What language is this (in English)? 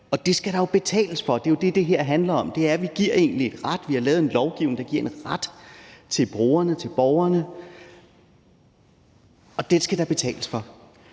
Danish